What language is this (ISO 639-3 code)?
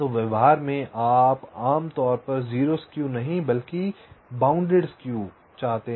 hin